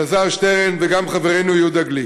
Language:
Hebrew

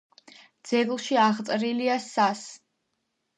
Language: Georgian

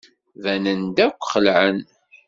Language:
Kabyle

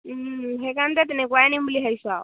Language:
Assamese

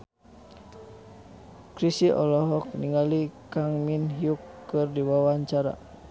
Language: Sundanese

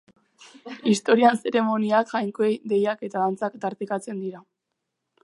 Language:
Basque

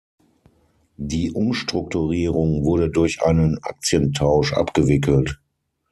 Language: German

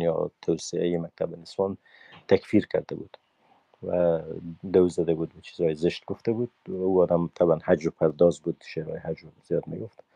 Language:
Persian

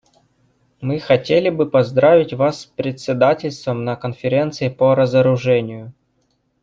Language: Russian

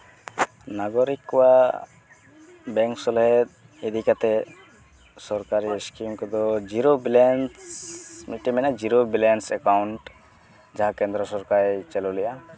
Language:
Santali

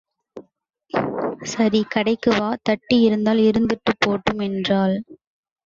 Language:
Tamil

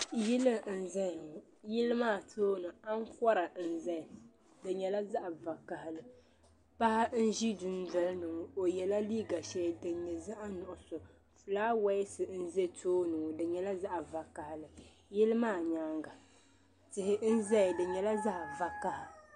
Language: Dagbani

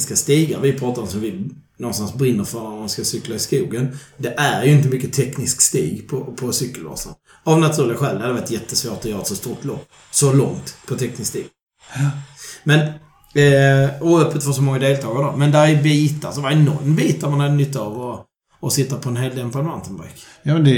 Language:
Swedish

